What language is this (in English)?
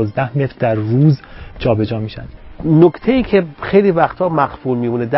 Persian